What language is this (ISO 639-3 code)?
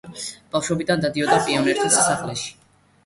kat